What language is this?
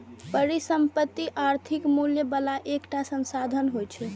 Maithili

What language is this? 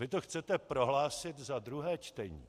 Czech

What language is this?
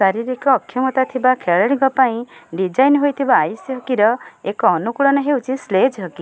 Odia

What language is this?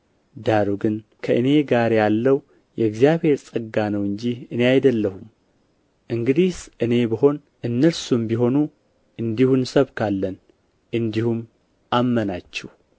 Amharic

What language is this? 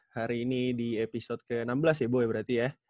Indonesian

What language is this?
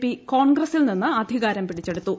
Malayalam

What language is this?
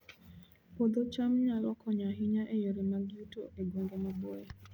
Luo (Kenya and Tanzania)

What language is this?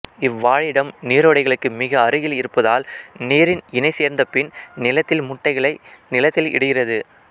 Tamil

